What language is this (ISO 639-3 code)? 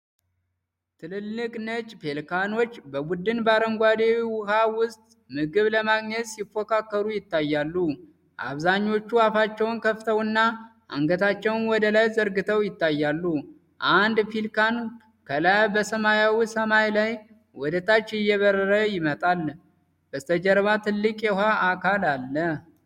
amh